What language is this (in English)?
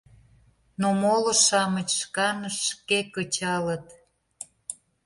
Mari